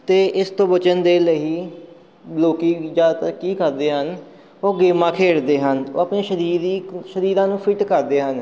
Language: Punjabi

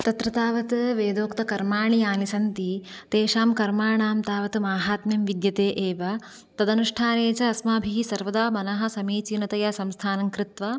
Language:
Sanskrit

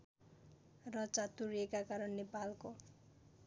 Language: Nepali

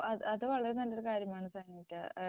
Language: Malayalam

